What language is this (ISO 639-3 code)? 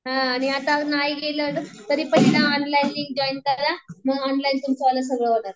mar